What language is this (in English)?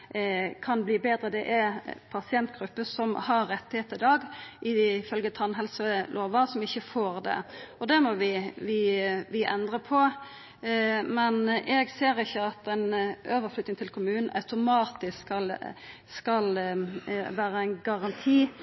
Norwegian Nynorsk